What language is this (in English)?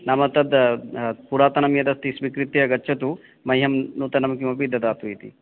Sanskrit